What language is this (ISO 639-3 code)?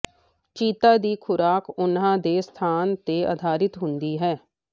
pan